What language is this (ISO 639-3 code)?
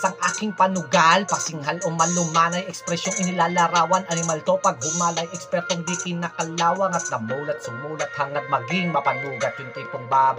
fil